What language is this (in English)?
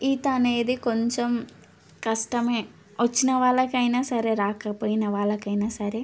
Telugu